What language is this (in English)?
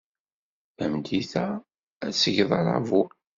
Kabyle